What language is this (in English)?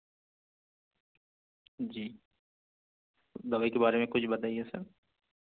Urdu